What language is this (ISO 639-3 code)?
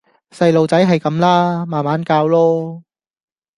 yue